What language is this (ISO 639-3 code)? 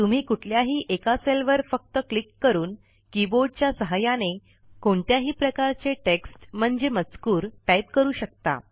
mar